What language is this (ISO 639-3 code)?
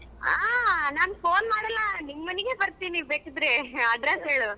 kan